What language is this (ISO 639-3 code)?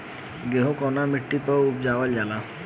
bho